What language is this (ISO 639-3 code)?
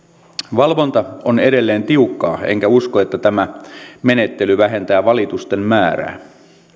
fin